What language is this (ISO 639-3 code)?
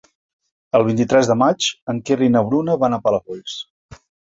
cat